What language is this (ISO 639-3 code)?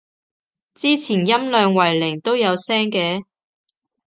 yue